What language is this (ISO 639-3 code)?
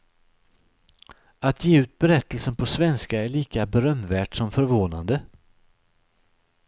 swe